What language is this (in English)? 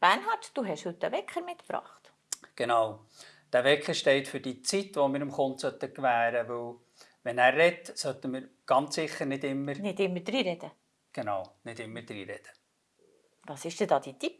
German